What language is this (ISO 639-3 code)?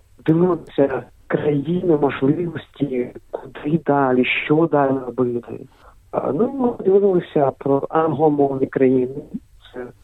ukr